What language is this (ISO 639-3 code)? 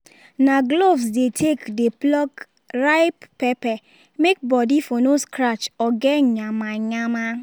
pcm